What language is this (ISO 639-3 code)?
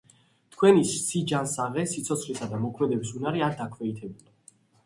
kat